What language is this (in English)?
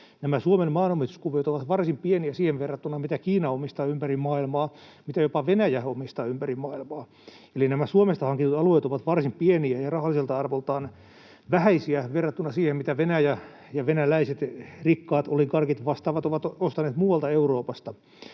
Finnish